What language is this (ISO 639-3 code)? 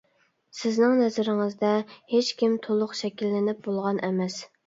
uig